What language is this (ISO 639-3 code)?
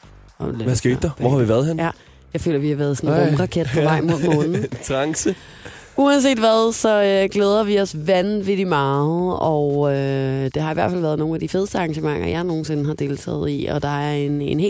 dan